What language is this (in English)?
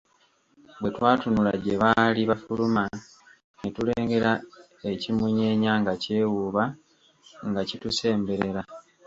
Ganda